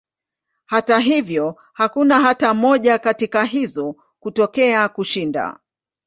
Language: Swahili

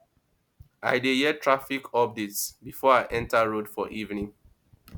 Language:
Nigerian Pidgin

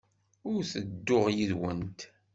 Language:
Kabyle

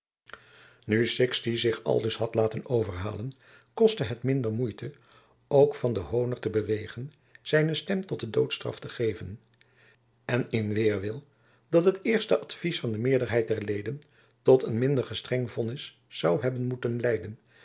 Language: Dutch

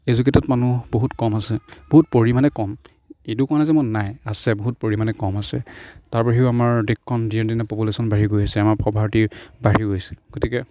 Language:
Assamese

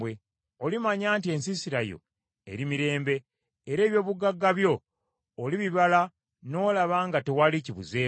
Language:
Ganda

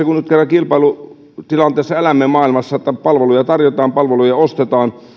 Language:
Finnish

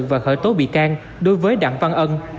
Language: Vietnamese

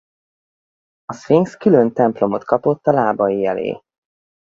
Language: Hungarian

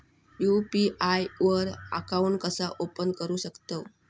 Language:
Marathi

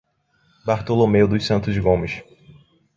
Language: Portuguese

